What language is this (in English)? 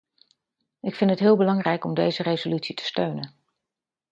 Dutch